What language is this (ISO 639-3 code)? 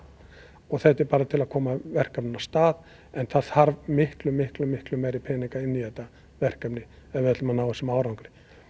isl